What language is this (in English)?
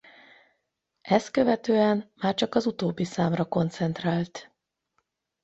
Hungarian